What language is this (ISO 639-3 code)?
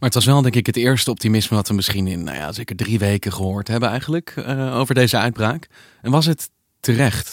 nld